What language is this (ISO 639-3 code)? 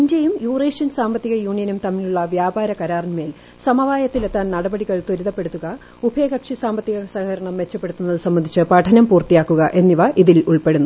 mal